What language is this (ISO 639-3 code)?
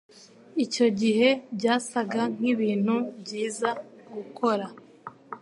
kin